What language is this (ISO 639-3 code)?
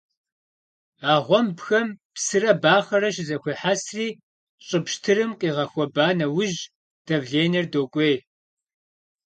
kbd